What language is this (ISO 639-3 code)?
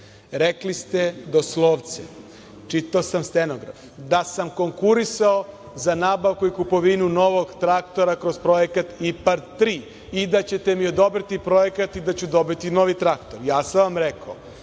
srp